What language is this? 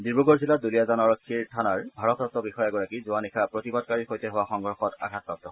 Assamese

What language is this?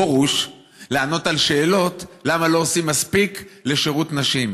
Hebrew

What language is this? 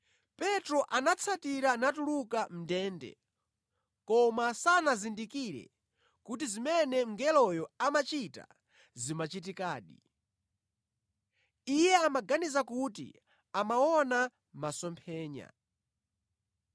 Nyanja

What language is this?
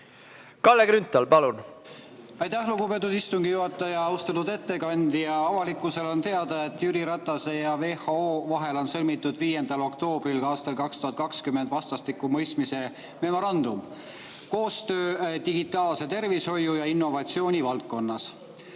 Estonian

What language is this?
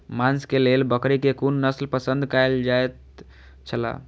Maithili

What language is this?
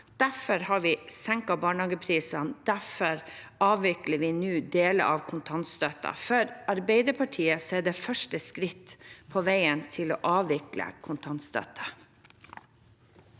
Norwegian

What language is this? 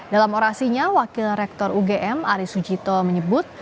Indonesian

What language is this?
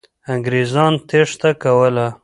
Pashto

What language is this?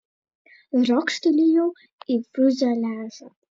Lithuanian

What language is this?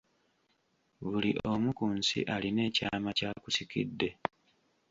Ganda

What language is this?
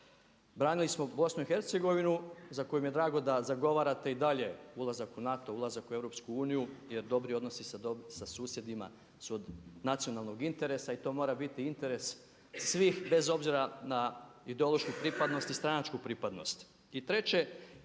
Croatian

